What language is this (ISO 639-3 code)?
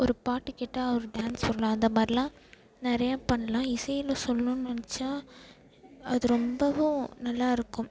tam